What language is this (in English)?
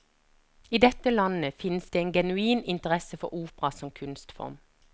Norwegian